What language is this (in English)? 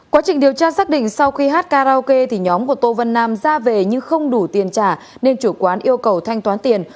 Vietnamese